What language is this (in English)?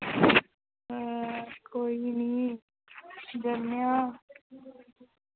Dogri